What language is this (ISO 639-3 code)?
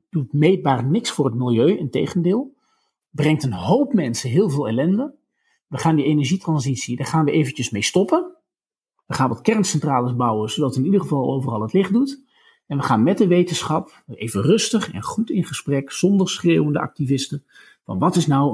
nld